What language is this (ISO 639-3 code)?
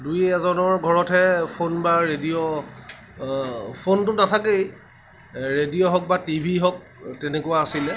asm